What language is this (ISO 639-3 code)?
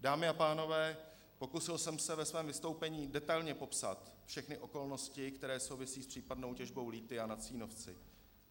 ces